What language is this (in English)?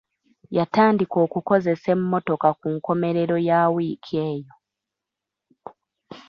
Ganda